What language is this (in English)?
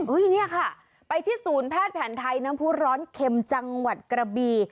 Thai